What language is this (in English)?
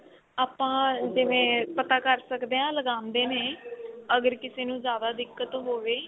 Punjabi